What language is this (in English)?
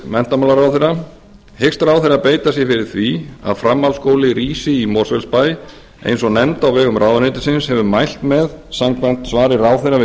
Icelandic